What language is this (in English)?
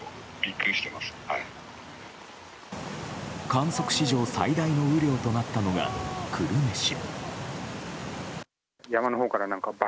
Japanese